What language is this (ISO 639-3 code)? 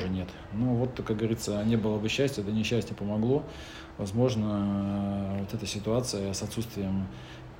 rus